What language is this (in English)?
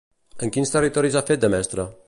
Catalan